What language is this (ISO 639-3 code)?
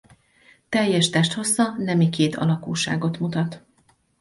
hun